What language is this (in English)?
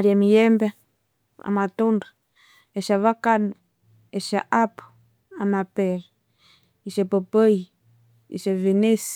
Konzo